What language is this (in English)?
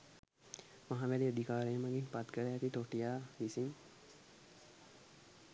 Sinhala